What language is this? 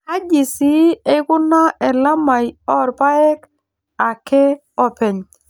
Masai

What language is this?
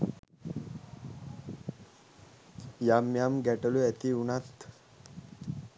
Sinhala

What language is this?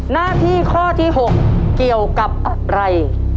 Thai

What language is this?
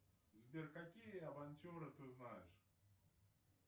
Russian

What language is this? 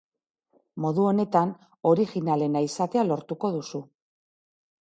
Basque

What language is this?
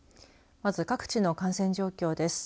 Japanese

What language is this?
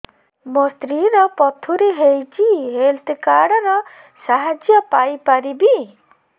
Odia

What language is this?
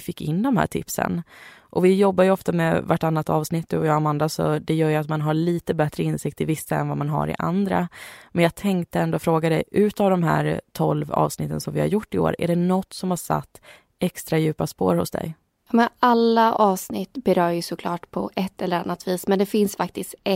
Swedish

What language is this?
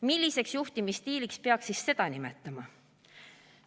Estonian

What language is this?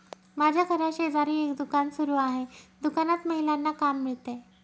Marathi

